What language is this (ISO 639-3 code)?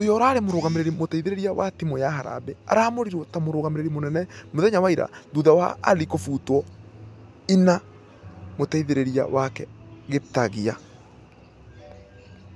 kik